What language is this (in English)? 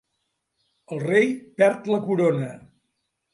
Catalan